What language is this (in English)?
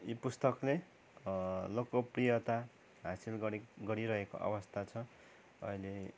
Nepali